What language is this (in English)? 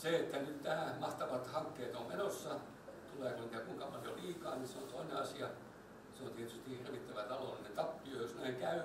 Finnish